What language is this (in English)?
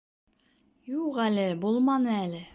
Bashkir